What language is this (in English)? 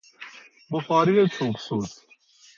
Persian